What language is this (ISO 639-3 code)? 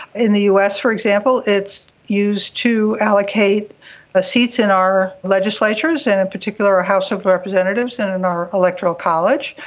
eng